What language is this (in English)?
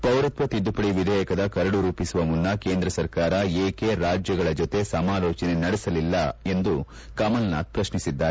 Kannada